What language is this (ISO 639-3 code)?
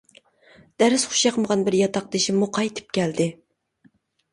uig